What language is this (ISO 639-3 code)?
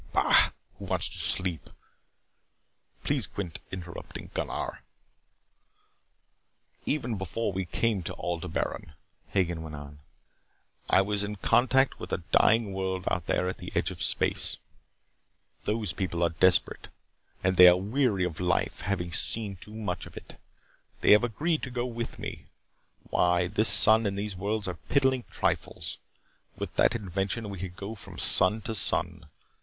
eng